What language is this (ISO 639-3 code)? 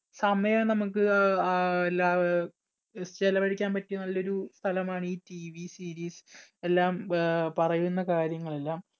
mal